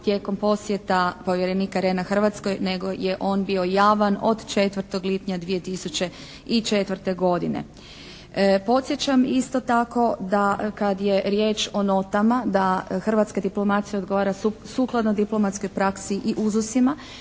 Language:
Croatian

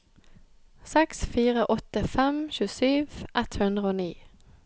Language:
Norwegian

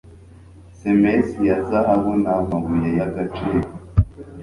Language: Kinyarwanda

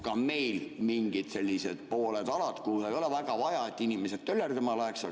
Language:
Estonian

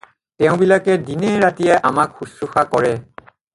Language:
Assamese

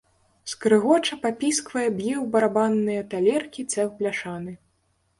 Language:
Belarusian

